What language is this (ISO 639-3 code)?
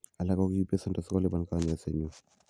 kln